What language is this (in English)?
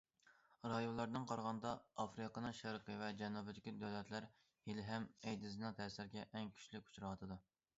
Uyghur